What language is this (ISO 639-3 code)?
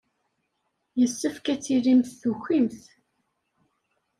kab